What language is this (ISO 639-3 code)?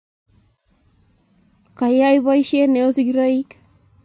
kln